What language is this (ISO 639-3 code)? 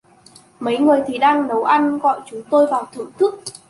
vie